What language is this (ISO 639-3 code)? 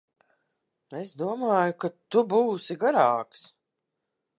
lav